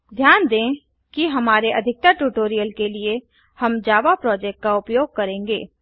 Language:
Hindi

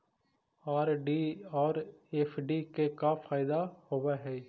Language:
Magahi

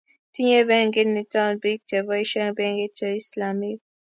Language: Kalenjin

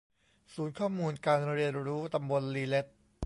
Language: Thai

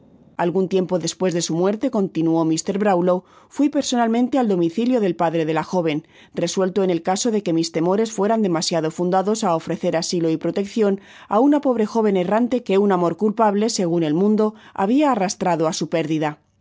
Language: Spanish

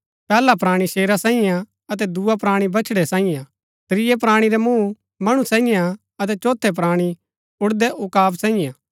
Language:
Gaddi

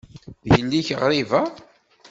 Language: Kabyle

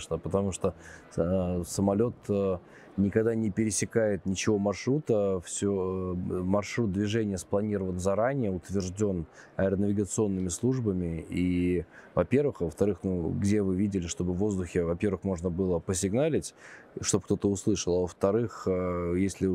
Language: Russian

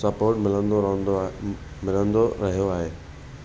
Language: Sindhi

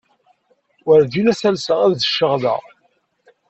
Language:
Kabyle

